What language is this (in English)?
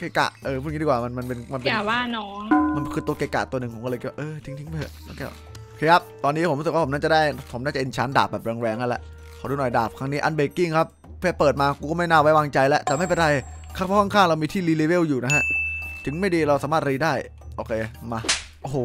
Thai